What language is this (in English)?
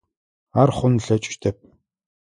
Adyghe